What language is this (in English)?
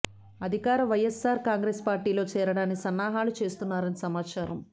Telugu